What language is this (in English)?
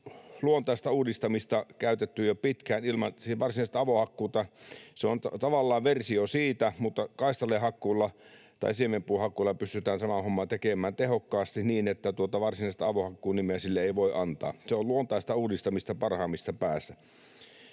Finnish